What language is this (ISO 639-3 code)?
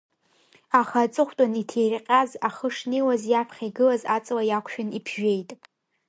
abk